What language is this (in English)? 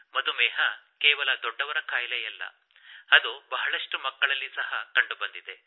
Kannada